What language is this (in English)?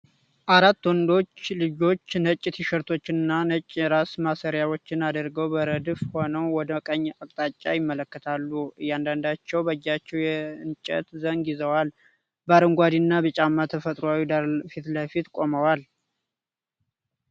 Amharic